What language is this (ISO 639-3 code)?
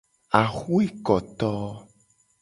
gej